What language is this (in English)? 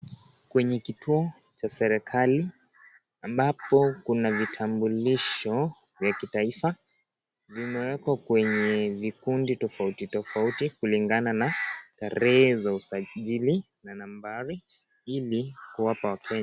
Swahili